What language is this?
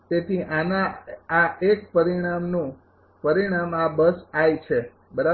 Gujarati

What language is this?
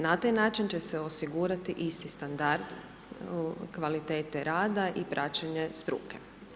Croatian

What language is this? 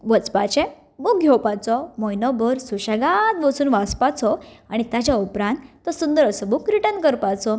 Konkani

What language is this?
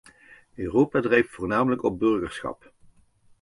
Dutch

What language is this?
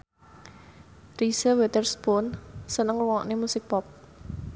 Javanese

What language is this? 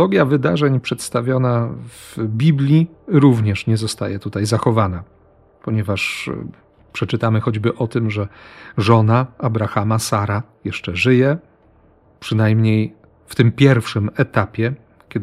Polish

